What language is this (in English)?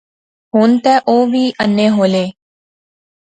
Pahari-Potwari